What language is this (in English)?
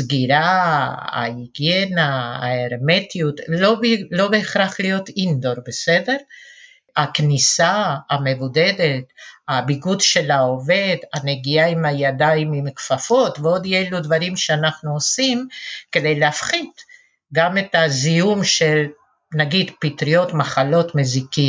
Hebrew